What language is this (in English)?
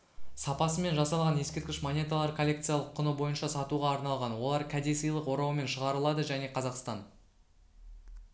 Kazakh